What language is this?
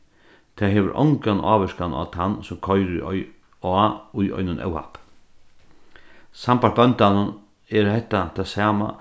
Faroese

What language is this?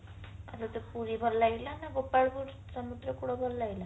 Odia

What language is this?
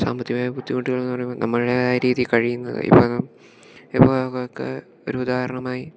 Malayalam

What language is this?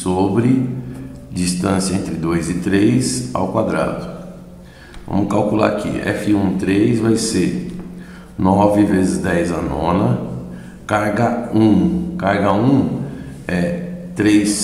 Portuguese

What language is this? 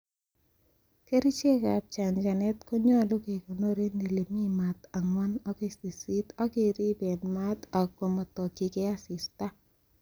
Kalenjin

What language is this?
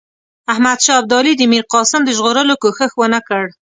Pashto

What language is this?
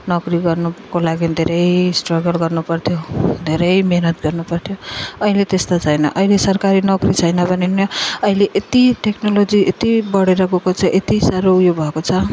Nepali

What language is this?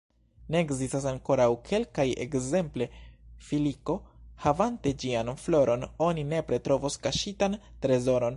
Esperanto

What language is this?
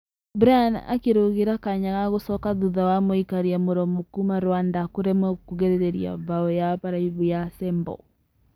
Kikuyu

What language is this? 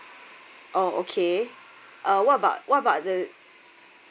English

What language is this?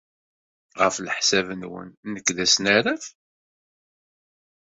Kabyle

